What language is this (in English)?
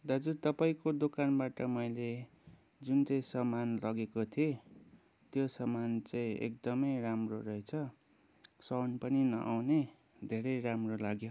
Nepali